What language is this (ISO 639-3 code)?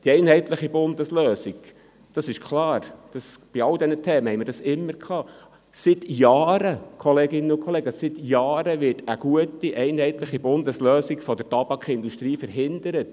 gsw